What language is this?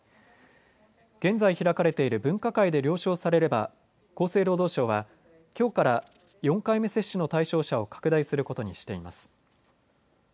Japanese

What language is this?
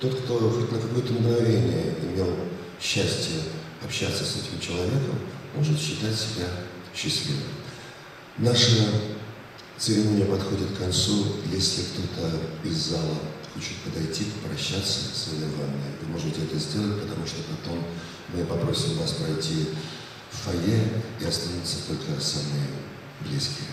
Russian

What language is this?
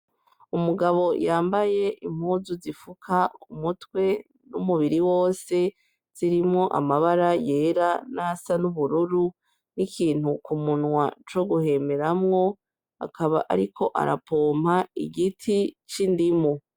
Rundi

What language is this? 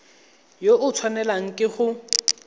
Tswana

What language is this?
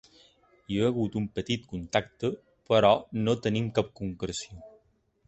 Catalan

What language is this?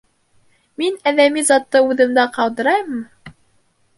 Bashkir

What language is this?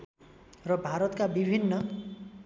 Nepali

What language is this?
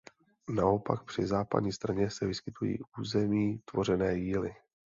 Czech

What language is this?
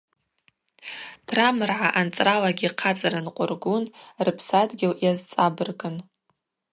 Abaza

